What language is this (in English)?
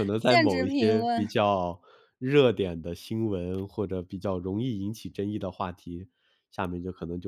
Chinese